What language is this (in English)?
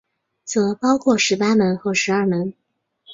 Chinese